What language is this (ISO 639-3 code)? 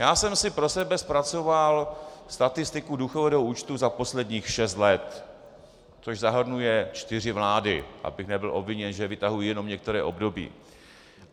ces